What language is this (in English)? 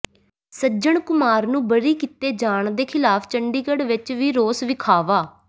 Punjabi